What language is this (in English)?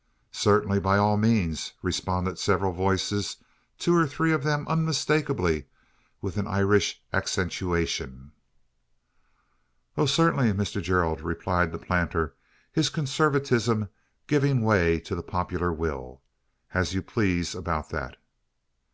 English